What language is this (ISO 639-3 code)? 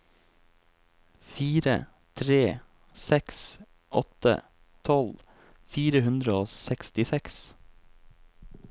nor